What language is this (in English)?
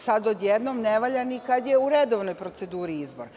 Serbian